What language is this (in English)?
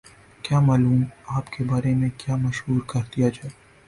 Urdu